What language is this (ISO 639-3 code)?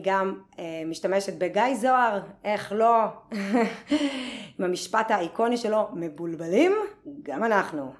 heb